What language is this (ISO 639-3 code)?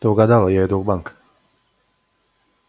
rus